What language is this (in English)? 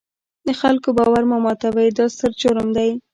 Pashto